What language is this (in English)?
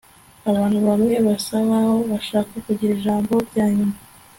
Kinyarwanda